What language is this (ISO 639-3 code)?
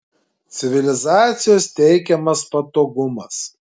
lit